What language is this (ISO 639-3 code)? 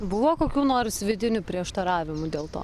lit